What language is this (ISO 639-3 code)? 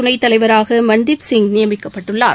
tam